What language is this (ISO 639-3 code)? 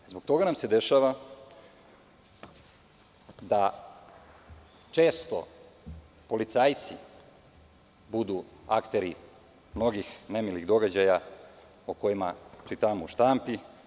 srp